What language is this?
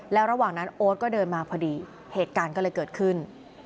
Thai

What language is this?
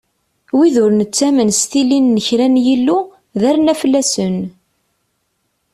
Kabyle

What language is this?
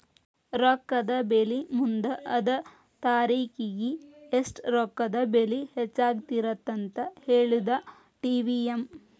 Kannada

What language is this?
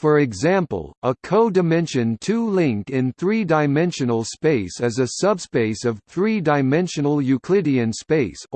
English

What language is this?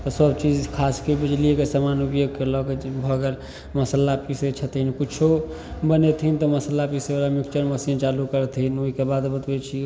Maithili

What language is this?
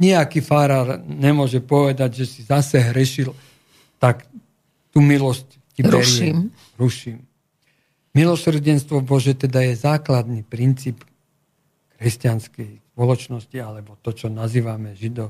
Slovak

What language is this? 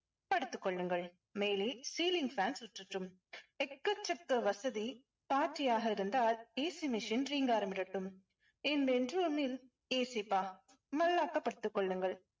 Tamil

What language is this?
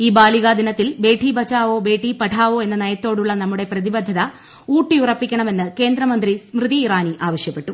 Malayalam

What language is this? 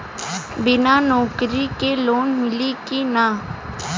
Bhojpuri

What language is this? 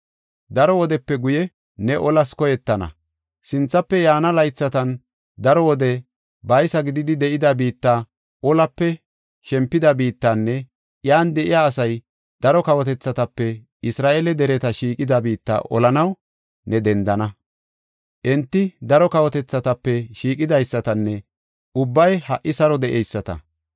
Gofa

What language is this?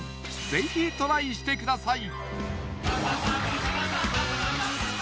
Japanese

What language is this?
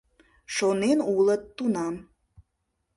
Mari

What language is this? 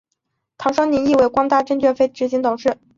Chinese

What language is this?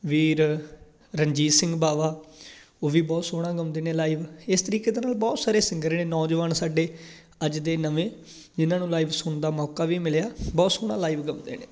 Punjabi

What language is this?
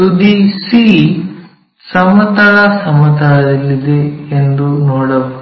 Kannada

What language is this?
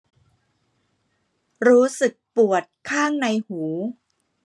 Thai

